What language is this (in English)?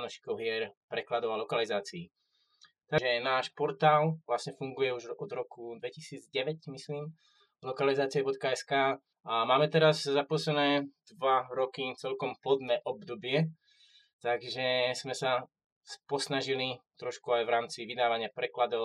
Slovak